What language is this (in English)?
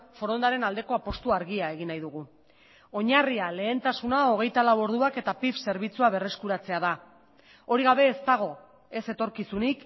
Basque